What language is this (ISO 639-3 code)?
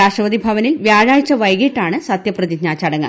mal